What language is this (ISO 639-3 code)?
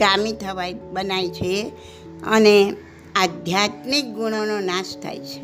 guj